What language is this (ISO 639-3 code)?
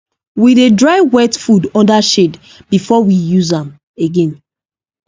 pcm